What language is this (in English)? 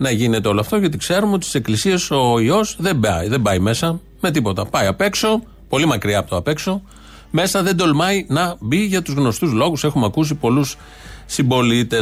Greek